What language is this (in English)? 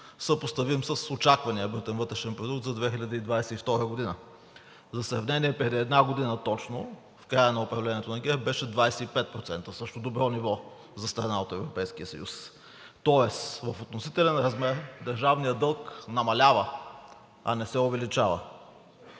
Bulgarian